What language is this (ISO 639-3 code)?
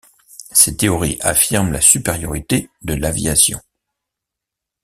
fra